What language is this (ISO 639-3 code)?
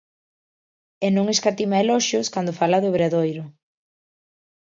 glg